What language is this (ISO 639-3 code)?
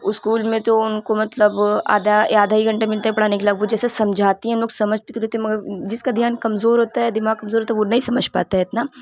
urd